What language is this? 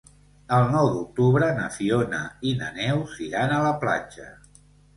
Catalan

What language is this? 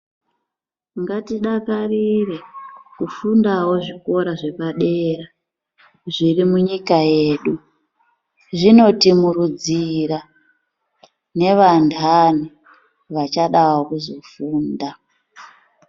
Ndau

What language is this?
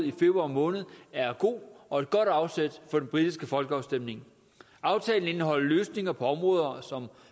Danish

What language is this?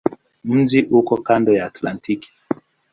Swahili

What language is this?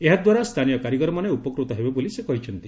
Odia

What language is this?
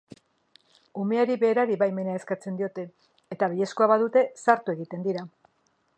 Basque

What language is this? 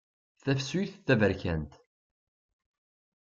Kabyle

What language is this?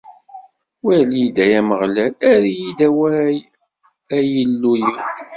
Kabyle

